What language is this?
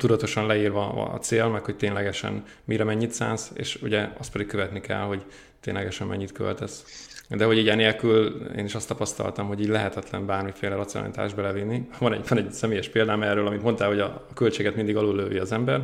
Hungarian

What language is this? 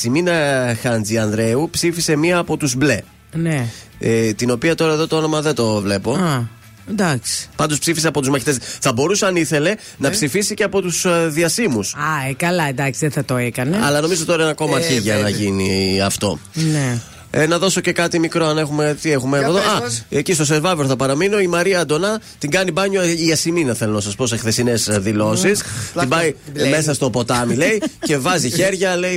Greek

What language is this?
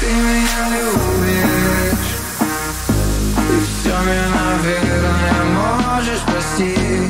Romanian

